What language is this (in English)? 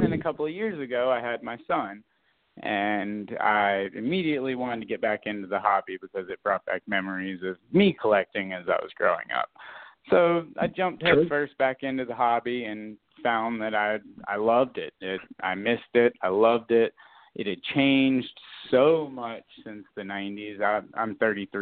English